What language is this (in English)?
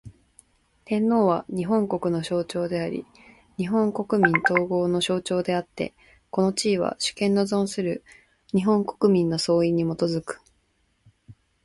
Japanese